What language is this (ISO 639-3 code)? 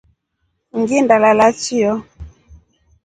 rof